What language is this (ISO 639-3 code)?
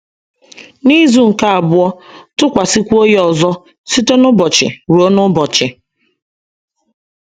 ibo